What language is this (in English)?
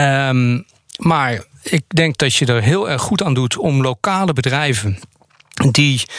Dutch